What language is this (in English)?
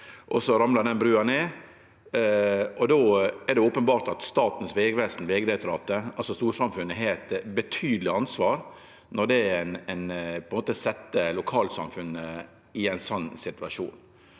Norwegian